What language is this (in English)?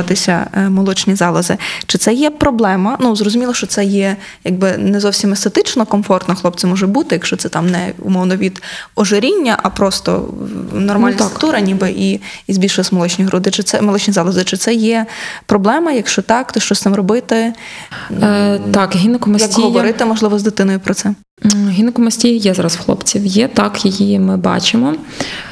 Ukrainian